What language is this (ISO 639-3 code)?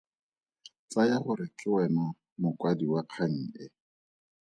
tsn